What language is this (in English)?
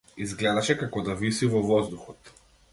Macedonian